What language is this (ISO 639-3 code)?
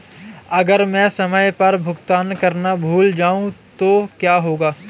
hin